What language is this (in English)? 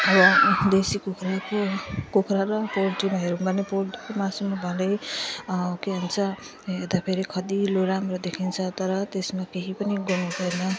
Nepali